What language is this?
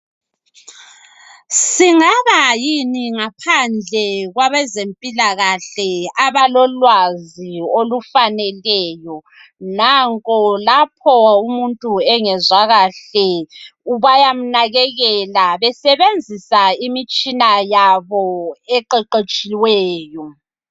North Ndebele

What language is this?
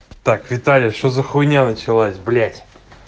Russian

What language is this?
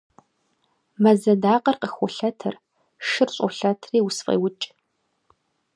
Kabardian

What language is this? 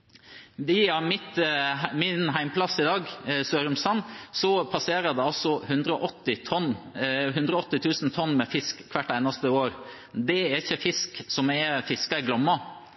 Norwegian Bokmål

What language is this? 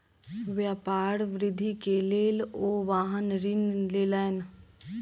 Maithili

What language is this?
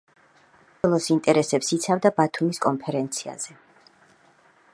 Georgian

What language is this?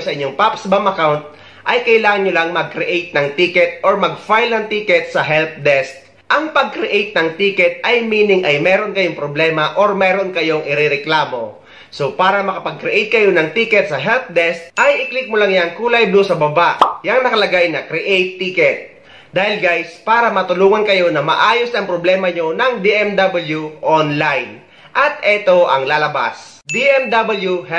Filipino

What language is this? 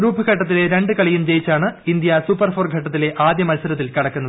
Malayalam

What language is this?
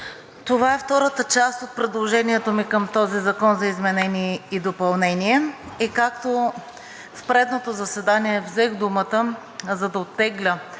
Bulgarian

